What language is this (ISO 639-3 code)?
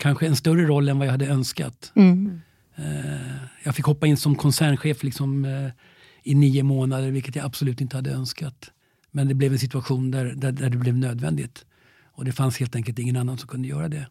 swe